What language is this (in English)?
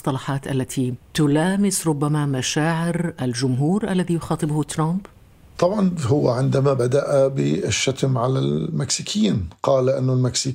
Arabic